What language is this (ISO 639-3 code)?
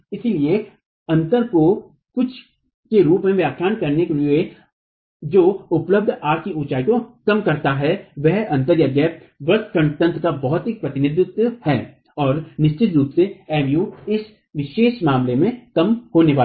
hin